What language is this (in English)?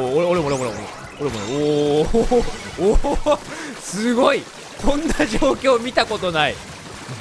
Japanese